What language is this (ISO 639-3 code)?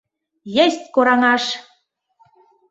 chm